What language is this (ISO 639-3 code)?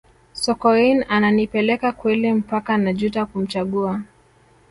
swa